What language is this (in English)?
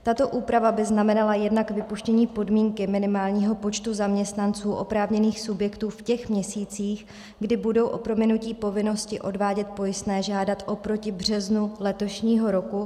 Czech